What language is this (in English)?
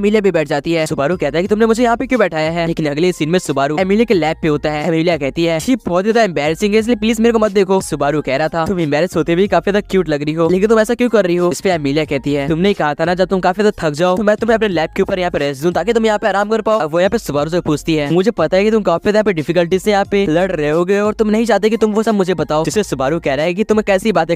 Hindi